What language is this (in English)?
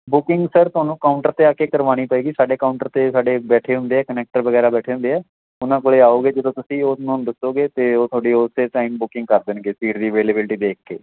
Punjabi